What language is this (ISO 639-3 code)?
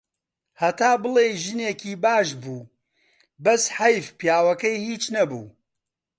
ckb